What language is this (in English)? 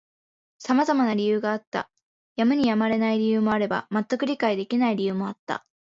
Japanese